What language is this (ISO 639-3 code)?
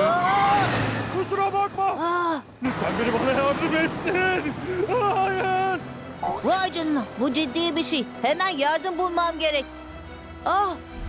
tur